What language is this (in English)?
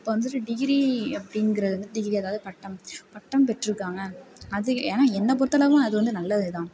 Tamil